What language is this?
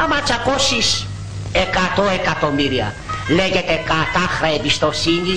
Greek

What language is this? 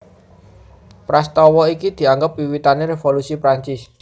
Javanese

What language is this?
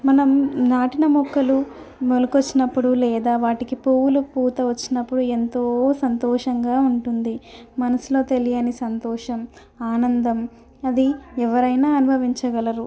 Telugu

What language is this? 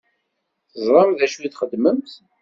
Kabyle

